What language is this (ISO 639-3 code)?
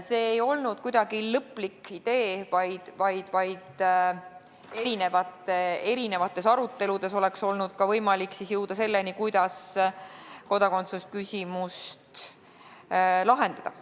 est